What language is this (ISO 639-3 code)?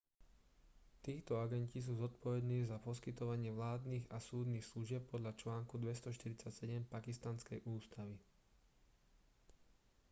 slk